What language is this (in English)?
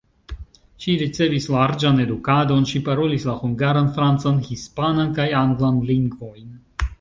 Esperanto